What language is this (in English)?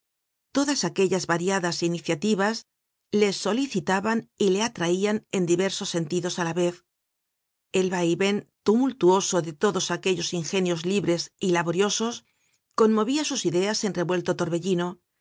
Spanish